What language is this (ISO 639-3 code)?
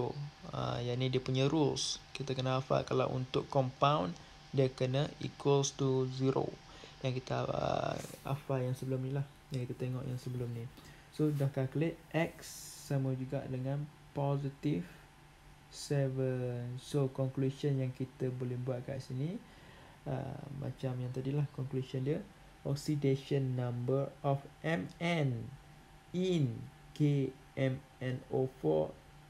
msa